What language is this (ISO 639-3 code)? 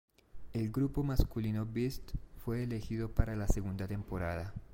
spa